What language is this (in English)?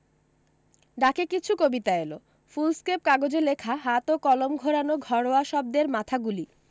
Bangla